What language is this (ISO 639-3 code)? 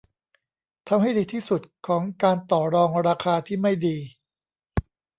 tha